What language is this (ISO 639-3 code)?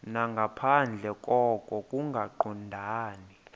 xho